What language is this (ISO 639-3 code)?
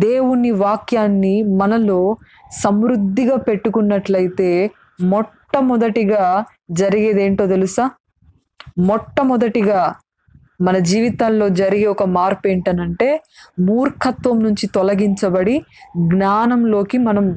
tel